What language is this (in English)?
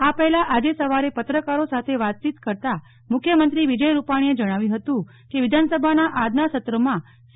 Gujarati